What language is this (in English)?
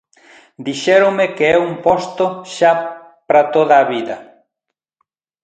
Galician